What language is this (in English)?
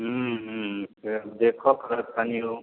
Maithili